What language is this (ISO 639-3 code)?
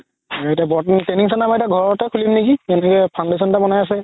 asm